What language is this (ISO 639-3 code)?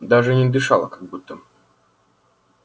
rus